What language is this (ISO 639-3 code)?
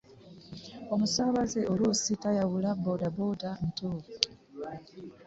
lug